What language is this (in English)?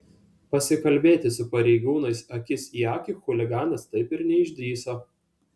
Lithuanian